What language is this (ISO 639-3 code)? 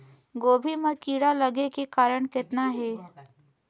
hne